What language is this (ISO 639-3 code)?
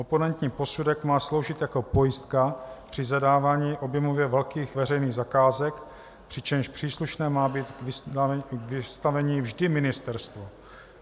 ces